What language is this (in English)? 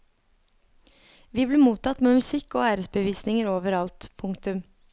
Norwegian